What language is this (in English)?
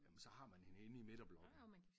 Danish